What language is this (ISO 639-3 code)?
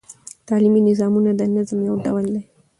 pus